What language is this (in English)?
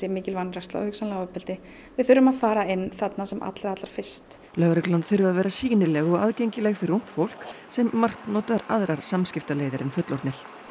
Icelandic